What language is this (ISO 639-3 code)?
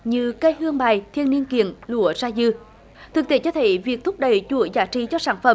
vie